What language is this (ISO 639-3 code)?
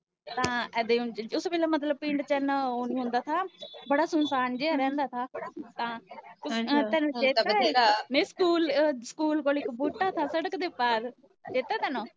pan